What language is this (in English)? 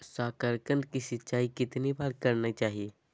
Magahi